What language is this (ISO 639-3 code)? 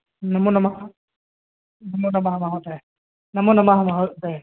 san